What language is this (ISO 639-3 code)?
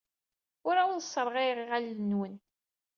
kab